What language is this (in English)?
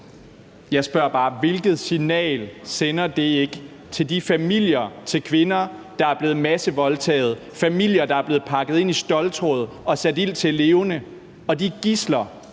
Danish